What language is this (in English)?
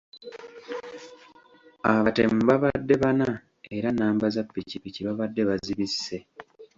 Ganda